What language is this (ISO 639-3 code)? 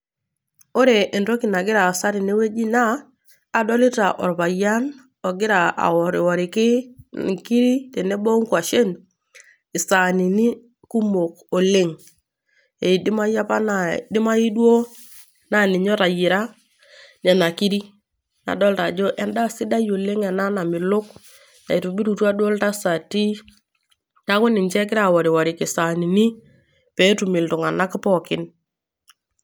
mas